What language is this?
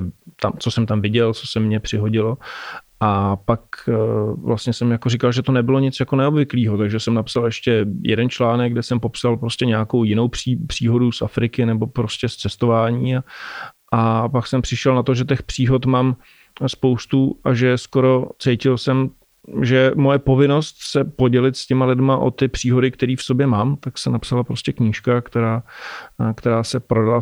Czech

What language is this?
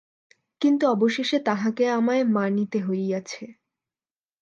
Bangla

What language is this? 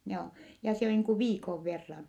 Finnish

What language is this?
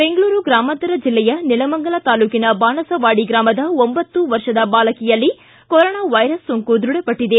Kannada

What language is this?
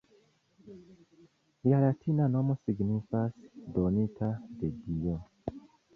Esperanto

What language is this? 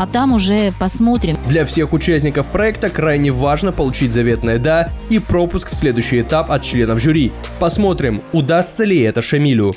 Russian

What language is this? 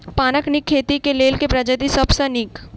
Maithili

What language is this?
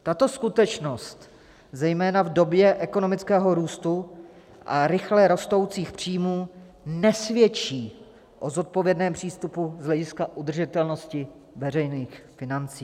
Czech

